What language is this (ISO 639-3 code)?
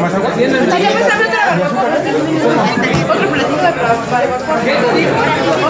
spa